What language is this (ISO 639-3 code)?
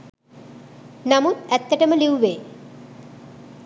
sin